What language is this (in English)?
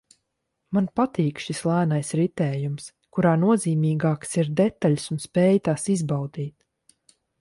Latvian